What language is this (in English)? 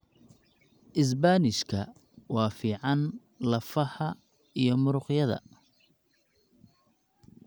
Somali